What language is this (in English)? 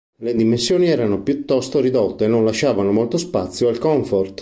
Italian